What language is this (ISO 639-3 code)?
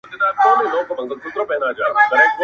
pus